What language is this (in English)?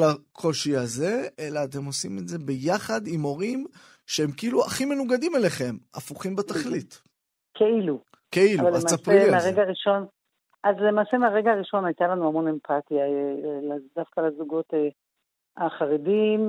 Hebrew